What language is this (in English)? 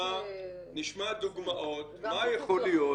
Hebrew